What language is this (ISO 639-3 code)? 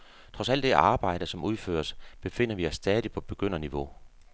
dan